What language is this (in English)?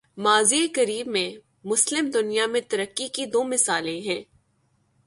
Urdu